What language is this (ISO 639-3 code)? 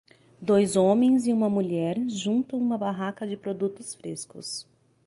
por